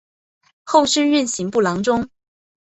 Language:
Chinese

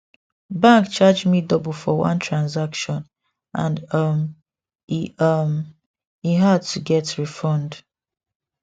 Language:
Nigerian Pidgin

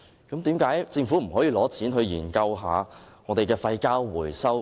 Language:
Cantonese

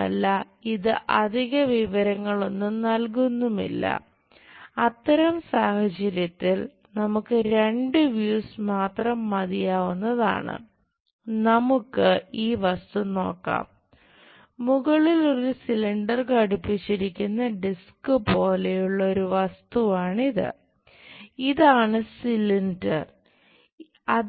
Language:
Malayalam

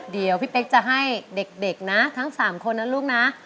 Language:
Thai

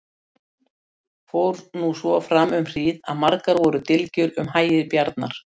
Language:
Icelandic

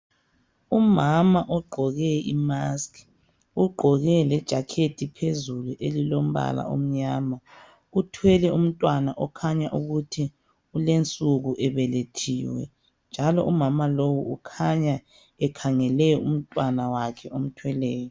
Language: North Ndebele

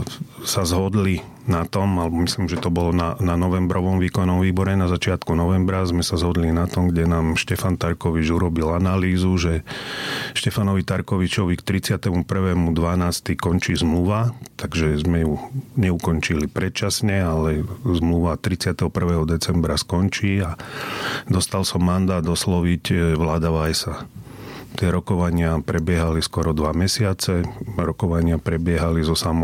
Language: Slovak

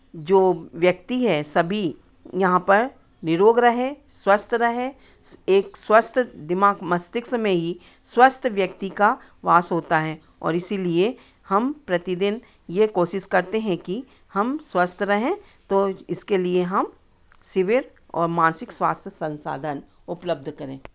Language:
Hindi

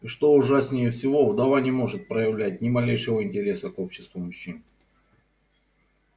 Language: Russian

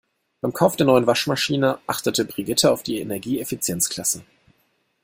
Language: German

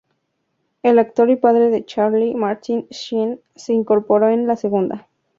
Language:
Spanish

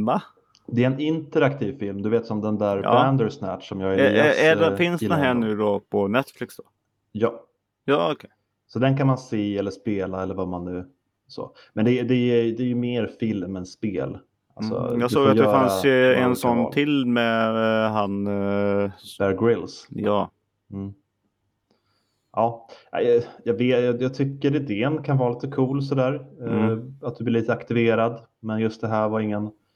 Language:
Swedish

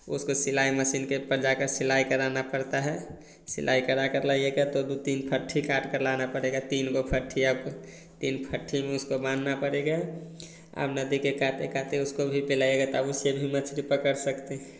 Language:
Hindi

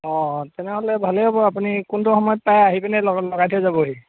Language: Assamese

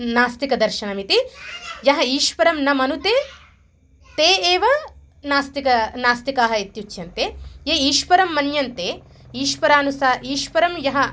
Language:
Sanskrit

